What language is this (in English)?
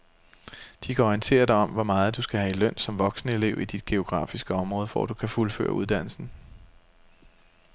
Danish